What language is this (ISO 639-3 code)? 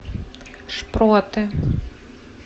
rus